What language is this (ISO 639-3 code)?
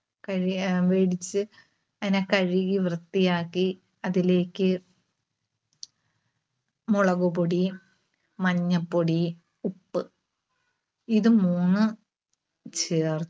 mal